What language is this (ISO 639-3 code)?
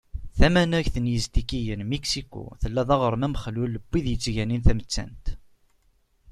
kab